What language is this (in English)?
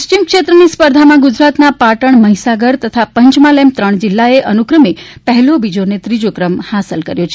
Gujarati